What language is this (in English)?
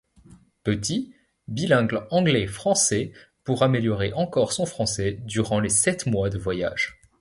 French